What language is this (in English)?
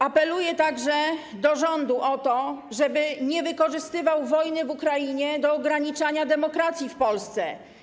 Polish